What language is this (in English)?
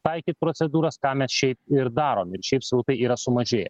Lithuanian